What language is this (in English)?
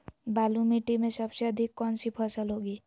Magahi